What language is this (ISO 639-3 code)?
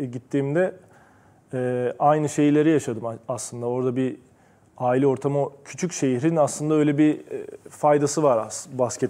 tur